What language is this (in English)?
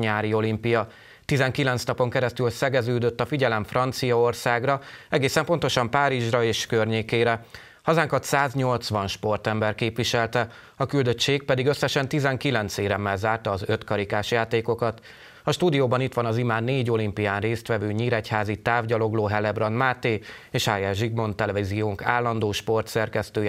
Hungarian